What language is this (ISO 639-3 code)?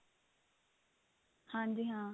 pan